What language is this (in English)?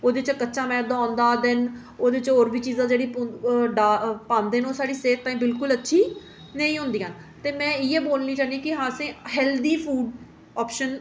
Dogri